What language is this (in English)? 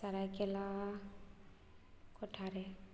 Santali